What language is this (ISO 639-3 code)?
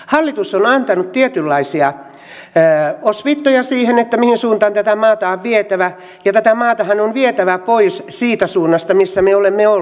fin